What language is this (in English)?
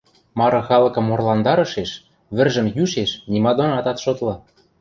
Western Mari